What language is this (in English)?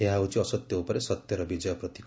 Odia